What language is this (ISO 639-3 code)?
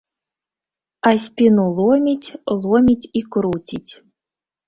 bel